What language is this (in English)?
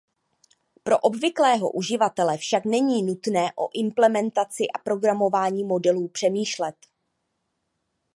Czech